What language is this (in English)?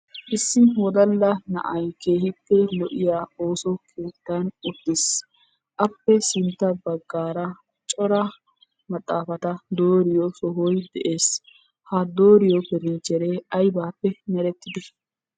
Wolaytta